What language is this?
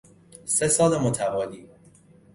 Persian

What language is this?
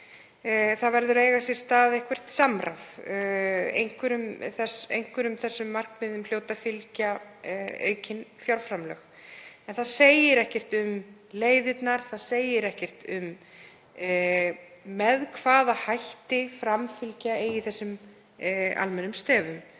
Icelandic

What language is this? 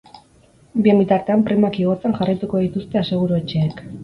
Basque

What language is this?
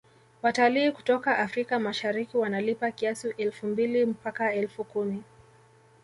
Swahili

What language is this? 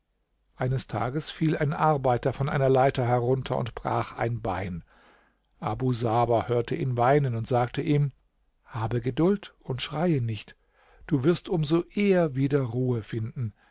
German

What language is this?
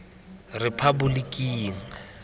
Tswana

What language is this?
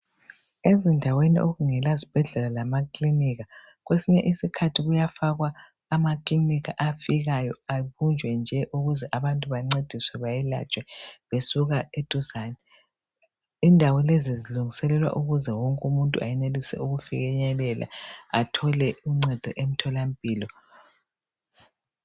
North Ndebele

